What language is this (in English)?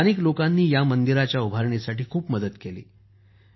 Marathi